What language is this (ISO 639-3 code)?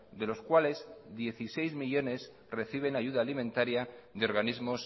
spa